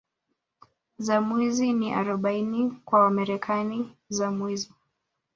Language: Swahili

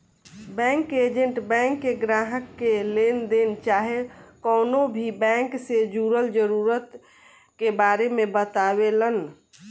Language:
Bhojpuri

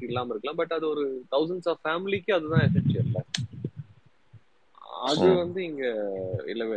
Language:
Tamil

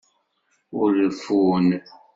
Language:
Kabyle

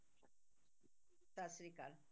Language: Punjabi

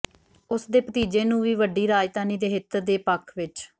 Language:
Punjabi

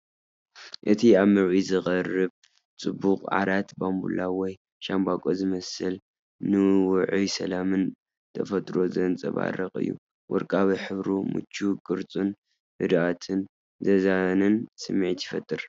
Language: Tigrinya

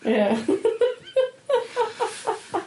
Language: Welsh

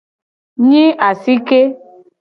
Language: Gen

